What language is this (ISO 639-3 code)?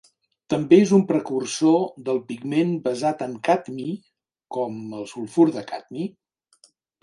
cat